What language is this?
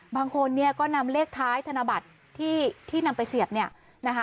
Thai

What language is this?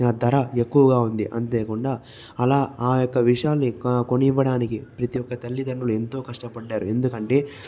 Telugu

